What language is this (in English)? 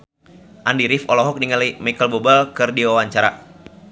Sundanese